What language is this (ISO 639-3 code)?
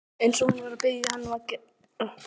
isl